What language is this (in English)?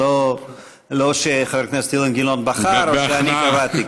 Hebrew